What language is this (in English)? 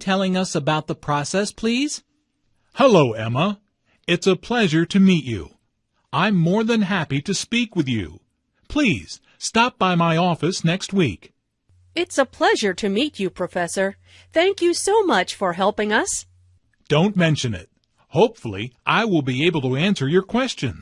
English